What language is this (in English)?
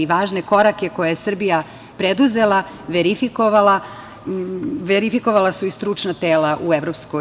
Serbian